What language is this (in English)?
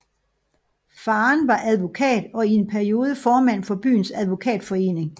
Danish